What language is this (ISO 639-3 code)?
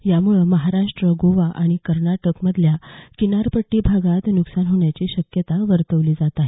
mar